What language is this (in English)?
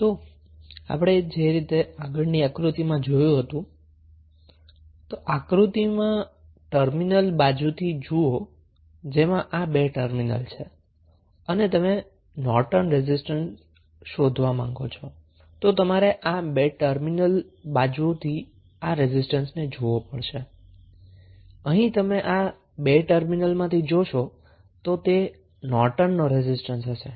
Gujarati